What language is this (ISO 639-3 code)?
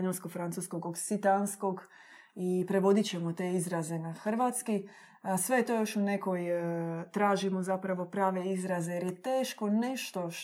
hrv